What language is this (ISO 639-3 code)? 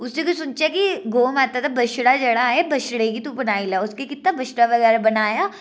doi